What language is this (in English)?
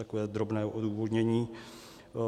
Czech